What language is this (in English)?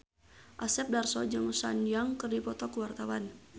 Sundanese